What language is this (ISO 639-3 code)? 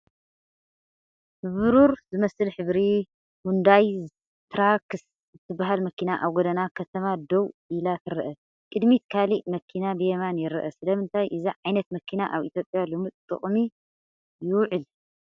tir